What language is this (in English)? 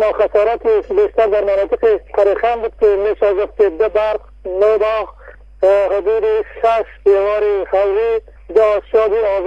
Persian